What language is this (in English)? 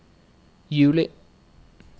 Norwegian